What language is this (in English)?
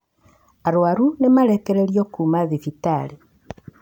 Kikuyu